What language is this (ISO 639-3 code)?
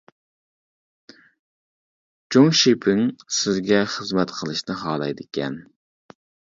uig